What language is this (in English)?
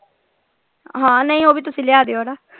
Punjabi